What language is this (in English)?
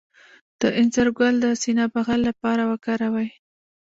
Pashto